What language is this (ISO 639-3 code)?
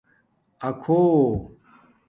dmk